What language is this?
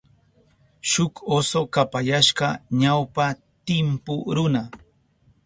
Southern Pastaza Quechua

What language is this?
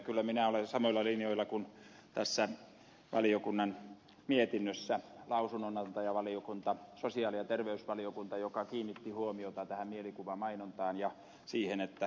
Finnish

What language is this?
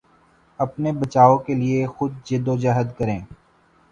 Urdu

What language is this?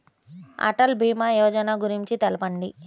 Telugu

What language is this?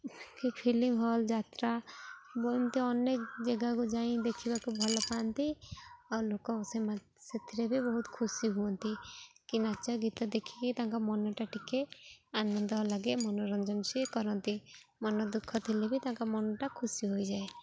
Odia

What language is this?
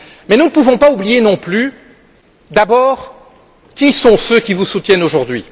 French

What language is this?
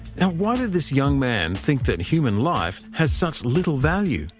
English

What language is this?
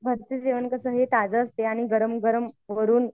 Marathi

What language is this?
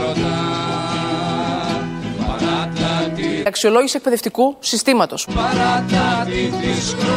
Greek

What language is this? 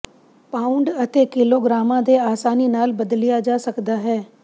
Punjabi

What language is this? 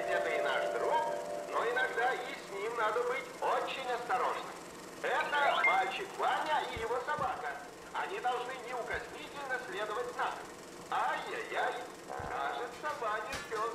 Russian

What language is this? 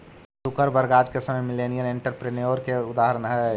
Magahi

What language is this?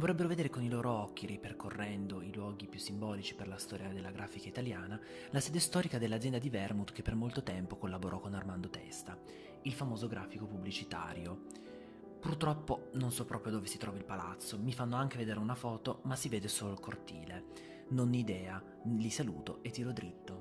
Italian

